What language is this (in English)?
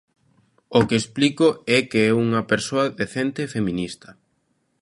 Galician